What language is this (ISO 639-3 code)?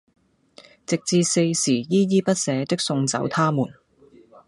yue